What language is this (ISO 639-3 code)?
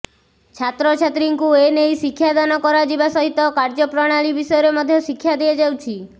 ori